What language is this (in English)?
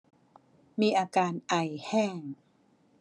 Thai